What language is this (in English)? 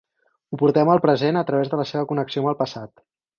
Catalan